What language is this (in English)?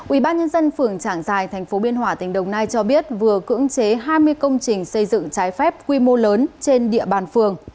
Vietnamese